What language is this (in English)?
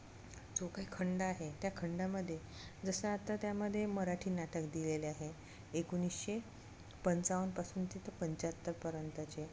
Marathi